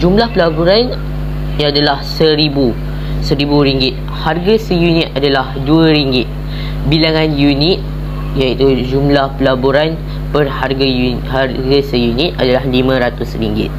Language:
Malay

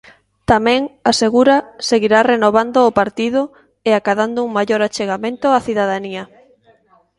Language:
Galician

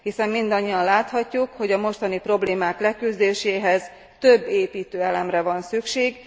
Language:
Hungarian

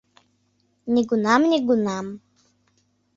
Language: Mari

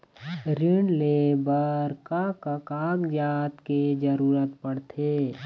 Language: Chhattisgarhi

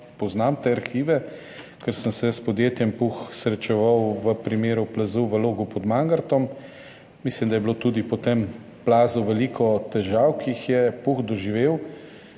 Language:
Slovenian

